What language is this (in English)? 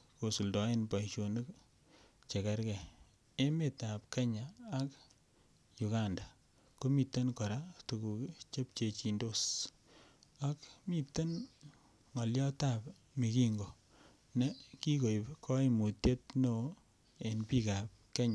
Kalenjin